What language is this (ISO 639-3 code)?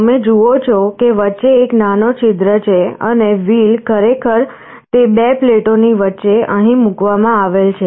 guj